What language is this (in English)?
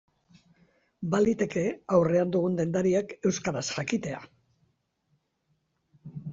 Basque